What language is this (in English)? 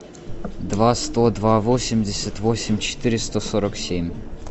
Russian